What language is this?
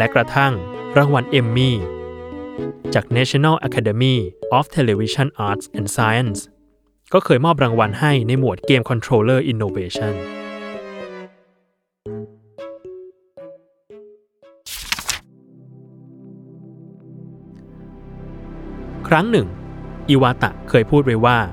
Thai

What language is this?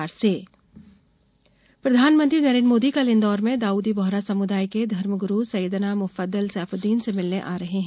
Hindi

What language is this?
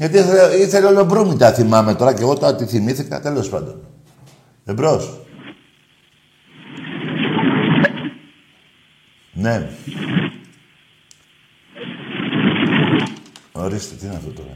Greek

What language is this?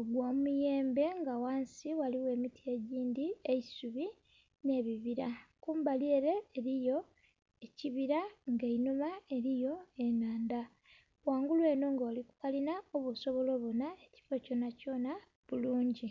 Soga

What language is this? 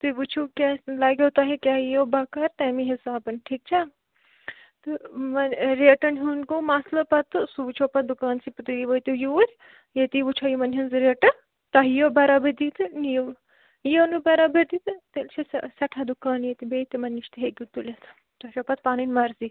Kashmiri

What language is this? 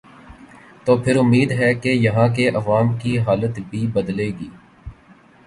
Urdu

